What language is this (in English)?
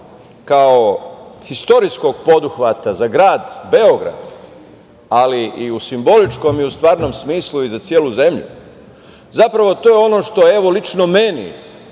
Serbian